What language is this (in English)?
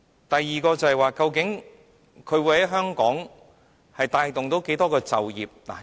Cantonese